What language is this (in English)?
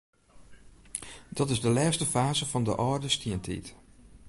Western Frisian